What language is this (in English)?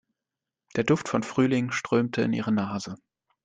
German